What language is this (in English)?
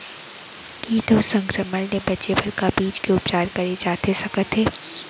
Chhattisgarhi